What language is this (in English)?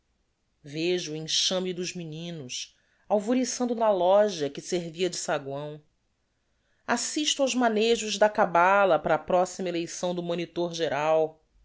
Portuguese